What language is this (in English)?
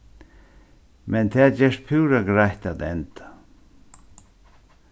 Faroese